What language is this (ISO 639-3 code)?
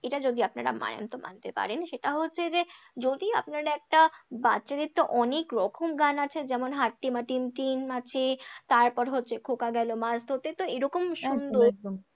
ben